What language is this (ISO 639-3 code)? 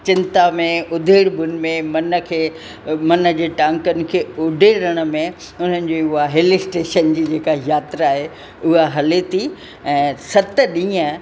snd